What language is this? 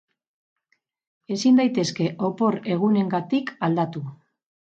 Basque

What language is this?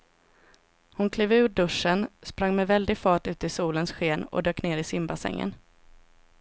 Swedish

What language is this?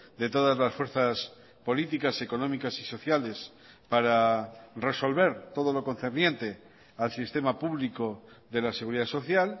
Spanish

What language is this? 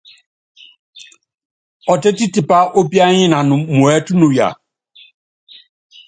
Yangben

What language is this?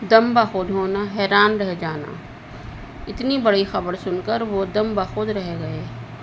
Urdu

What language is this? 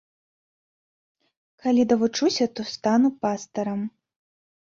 Belarusian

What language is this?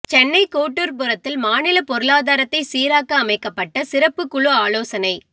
Tamil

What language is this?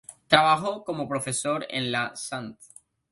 Spanish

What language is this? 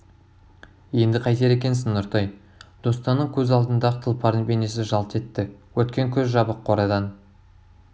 Kazakh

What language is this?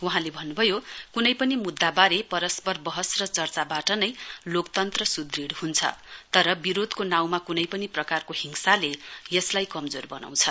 Nepali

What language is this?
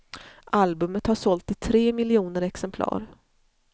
Swedish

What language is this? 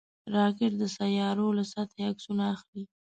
Pashto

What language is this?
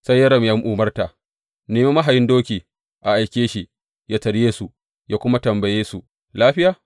Hausa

